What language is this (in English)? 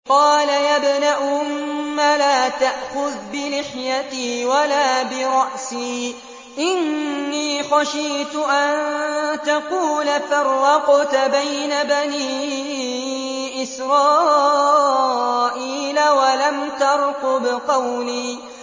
Arabic